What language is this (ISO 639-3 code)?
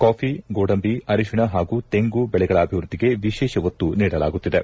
kan